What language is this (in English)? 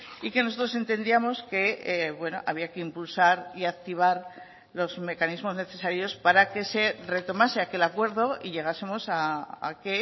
Spanish